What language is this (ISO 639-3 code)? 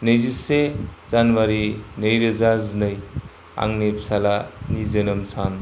brx